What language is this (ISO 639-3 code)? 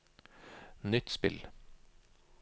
nor